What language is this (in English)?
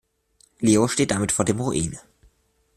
German